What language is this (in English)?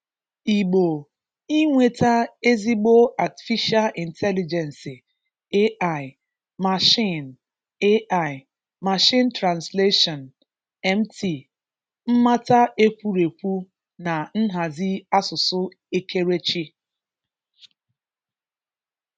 Igbo